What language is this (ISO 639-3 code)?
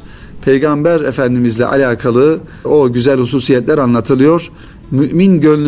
tur